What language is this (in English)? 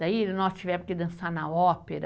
Portuguese